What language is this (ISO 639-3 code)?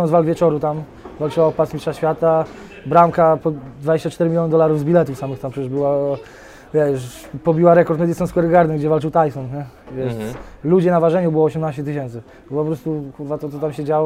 pol